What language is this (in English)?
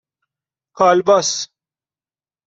Persian